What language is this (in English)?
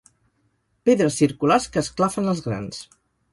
Catalan